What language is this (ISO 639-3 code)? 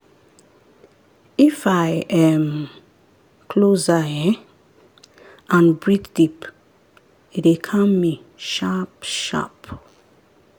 pcm